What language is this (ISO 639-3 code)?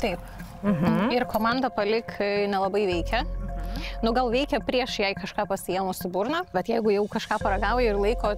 lit